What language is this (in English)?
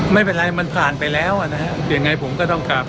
Thai